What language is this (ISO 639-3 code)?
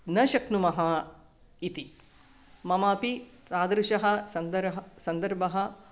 san